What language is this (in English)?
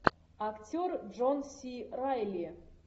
Russian